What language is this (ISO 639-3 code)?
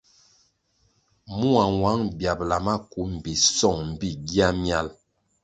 nmg